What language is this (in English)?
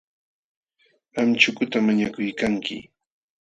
Jauja Wanca Quechua